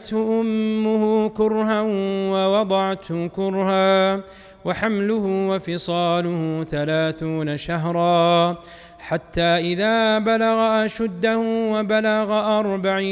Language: Arabic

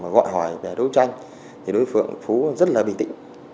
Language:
Vietnamese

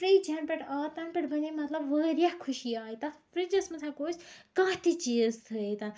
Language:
Kashmiri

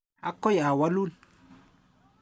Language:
Kalenjin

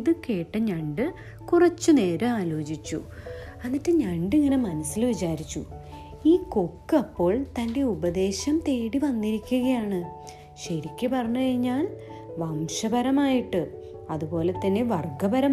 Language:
Malayalam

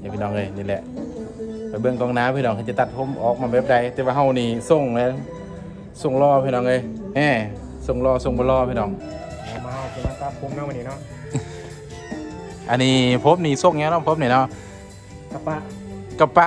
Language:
Thai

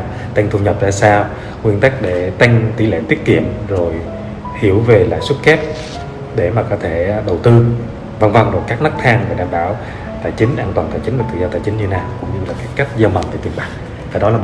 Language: Vietnamese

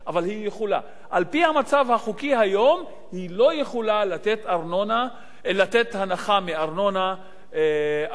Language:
Hebrew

